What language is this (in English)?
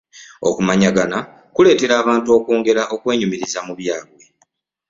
Ganda